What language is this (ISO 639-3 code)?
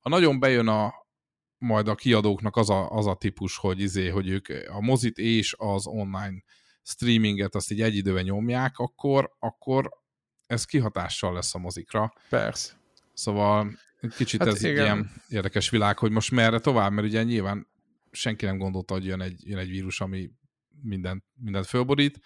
hun